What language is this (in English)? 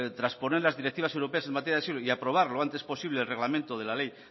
Spanish